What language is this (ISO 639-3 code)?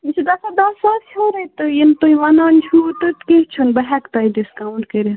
kas